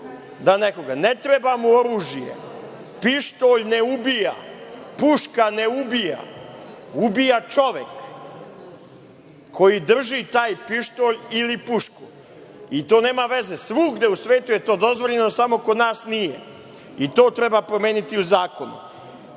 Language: Serbian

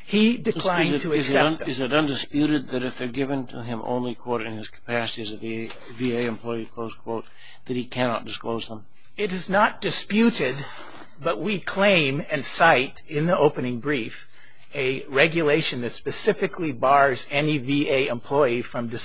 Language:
English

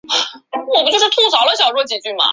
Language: Chinese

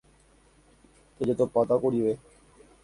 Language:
Guarani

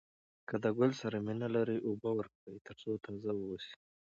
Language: Pashto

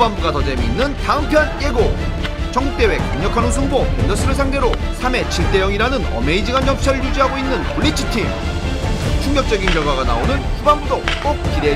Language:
Korean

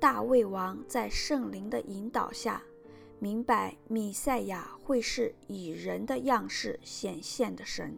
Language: Chinese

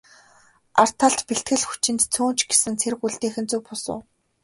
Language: Mongolian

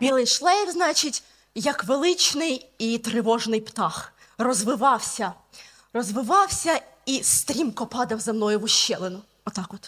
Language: Ukrainian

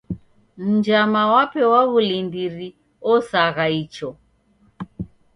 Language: Taita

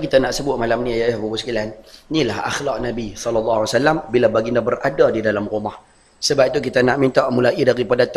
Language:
Malay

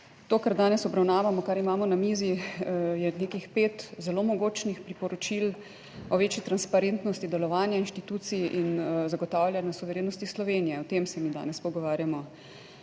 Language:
Slovenian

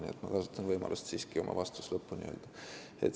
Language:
Estonian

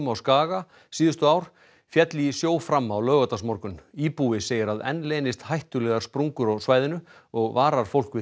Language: Icelandic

